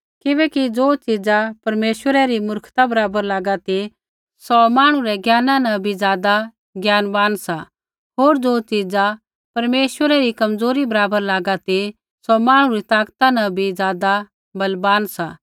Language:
Kullu Pahari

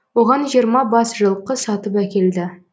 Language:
Kazakh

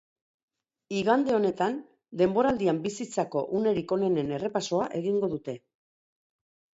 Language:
Basque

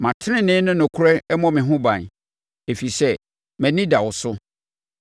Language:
Akan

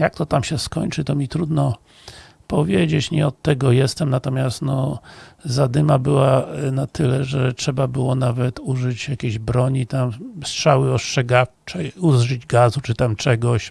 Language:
Polish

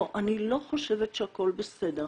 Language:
Hebrew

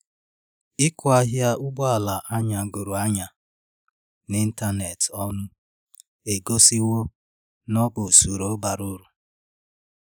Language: Igbo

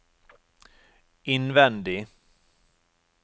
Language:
Norwegian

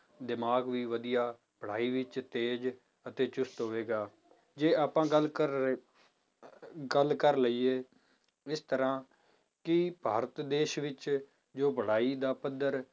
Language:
Punjabi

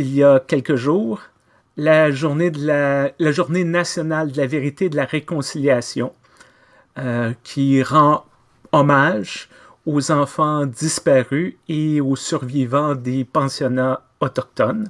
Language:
French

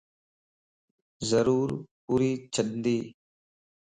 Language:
Lasi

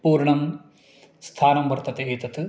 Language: Sanskrit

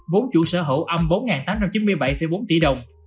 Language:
Vietnamese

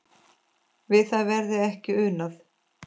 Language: Icelandic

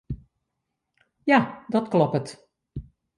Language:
Western Frisian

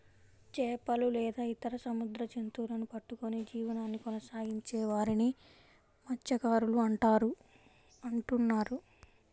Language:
Telugu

